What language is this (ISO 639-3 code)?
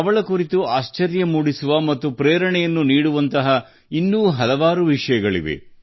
kan